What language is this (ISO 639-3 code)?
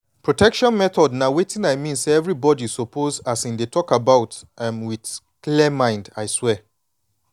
pcm